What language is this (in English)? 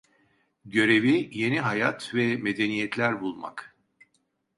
Turkish